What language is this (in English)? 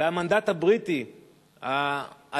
Hebrew